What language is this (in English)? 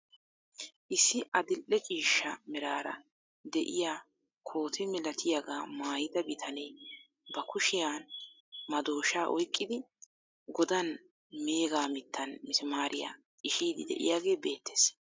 Wolaytta